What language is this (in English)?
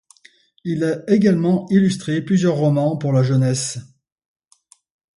French